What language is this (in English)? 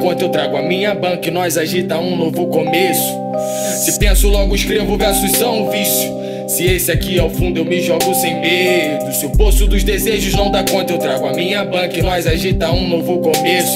Portuguese